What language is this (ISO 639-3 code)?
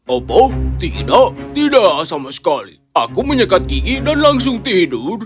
ind